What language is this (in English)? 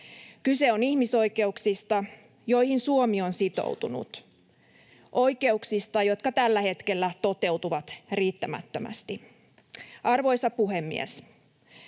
Finnish